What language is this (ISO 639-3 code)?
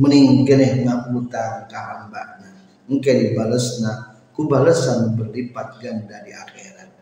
ind